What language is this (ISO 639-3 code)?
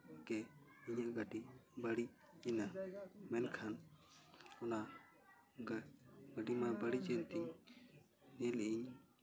sat